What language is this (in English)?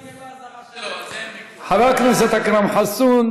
Hebrew